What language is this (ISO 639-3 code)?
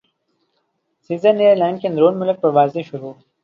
urd